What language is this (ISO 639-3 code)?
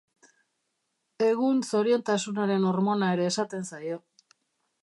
eus